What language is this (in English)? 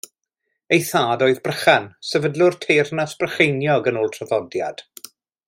Welsh